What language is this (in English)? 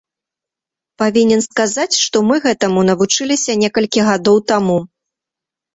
Belarusian